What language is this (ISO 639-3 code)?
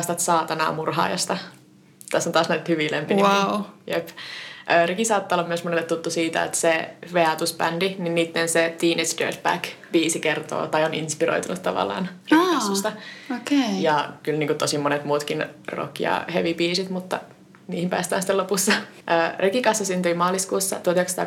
fin